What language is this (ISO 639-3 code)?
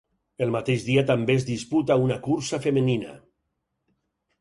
cat